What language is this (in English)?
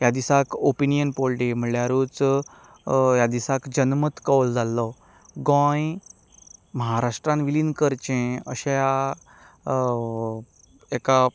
Konkani